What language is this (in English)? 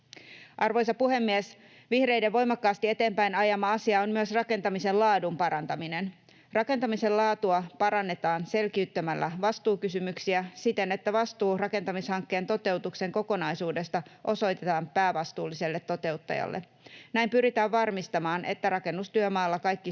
Finnish